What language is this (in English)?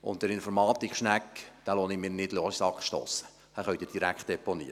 Swiss German